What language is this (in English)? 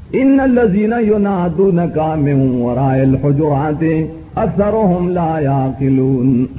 Urdu